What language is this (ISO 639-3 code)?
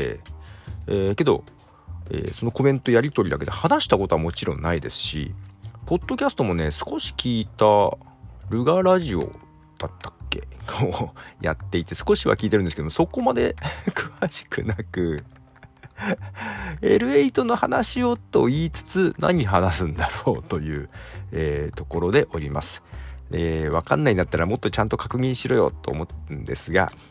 jpn